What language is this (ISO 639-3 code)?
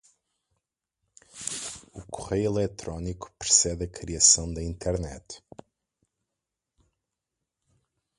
por